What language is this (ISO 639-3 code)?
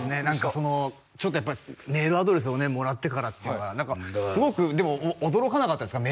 jpn